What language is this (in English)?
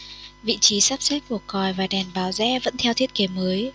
Vietnamese